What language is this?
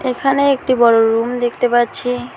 Bangla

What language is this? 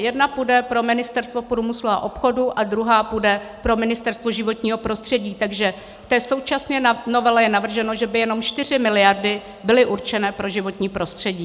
Czech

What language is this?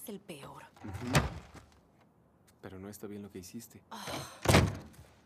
Spanish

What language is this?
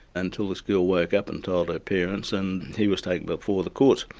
English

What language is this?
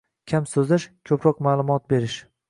Uzbek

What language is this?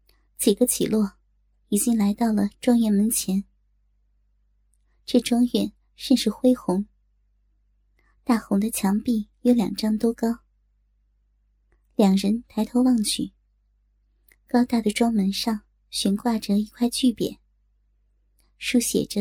Chinese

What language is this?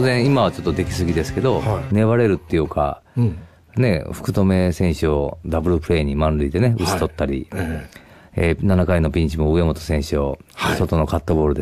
Japanese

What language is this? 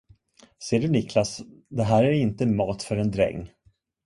Swedish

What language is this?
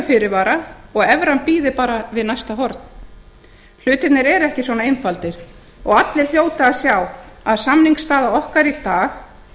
Icelandic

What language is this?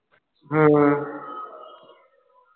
Punjabi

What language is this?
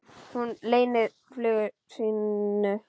Icelandic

